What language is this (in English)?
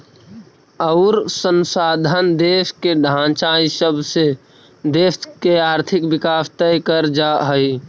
Magahi